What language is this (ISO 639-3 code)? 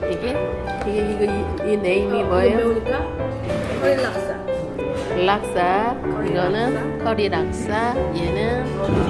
kor